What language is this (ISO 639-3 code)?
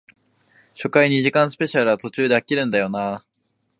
jpn